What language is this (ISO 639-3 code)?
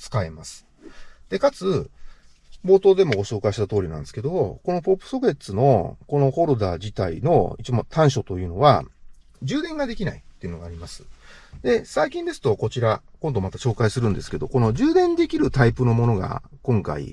jpn